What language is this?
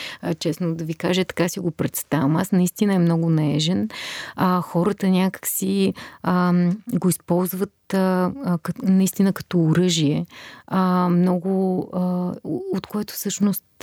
Bulgarian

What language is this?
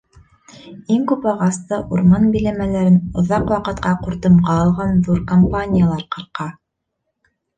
Bashkir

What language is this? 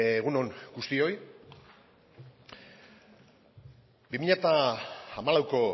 Basque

